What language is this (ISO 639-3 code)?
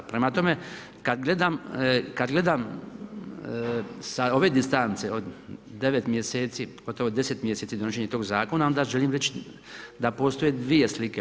hrv